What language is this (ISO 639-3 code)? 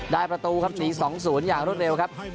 tha